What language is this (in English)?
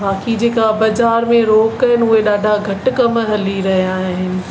Sindhi